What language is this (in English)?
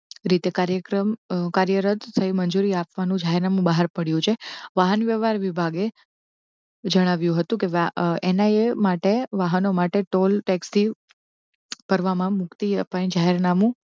Gujarati